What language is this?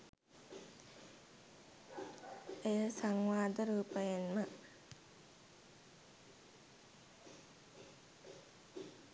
Sinhala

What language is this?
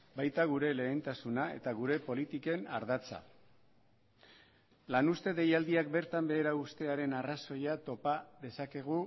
Basque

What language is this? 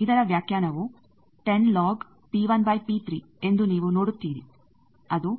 Kannada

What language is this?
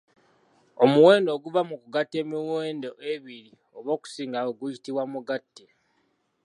Ganda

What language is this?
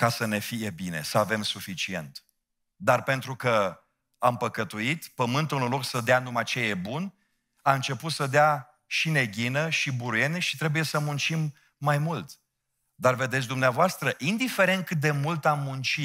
Romanian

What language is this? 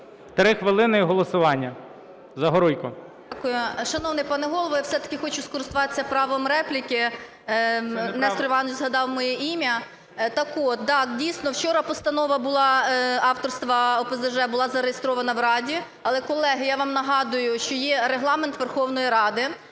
Ukrainian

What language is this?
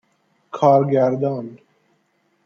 Persian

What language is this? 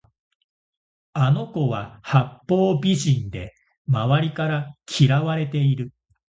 Japanese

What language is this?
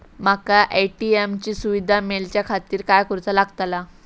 Marathi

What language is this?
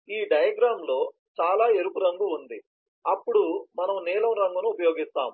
Telugu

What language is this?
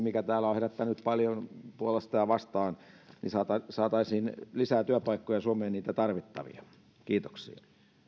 Finnish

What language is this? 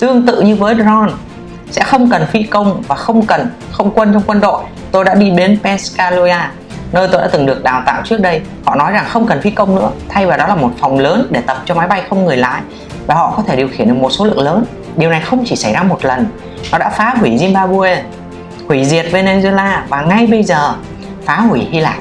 Vietnamese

